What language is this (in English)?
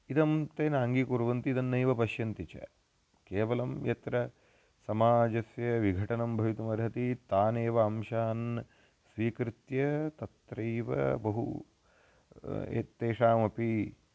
Sanskrit